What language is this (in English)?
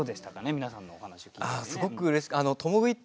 Japanese